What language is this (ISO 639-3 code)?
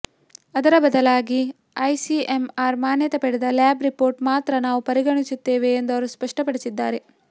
kan